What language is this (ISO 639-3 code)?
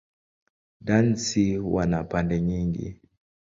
swa